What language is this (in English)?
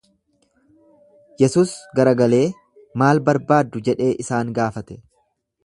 Oromo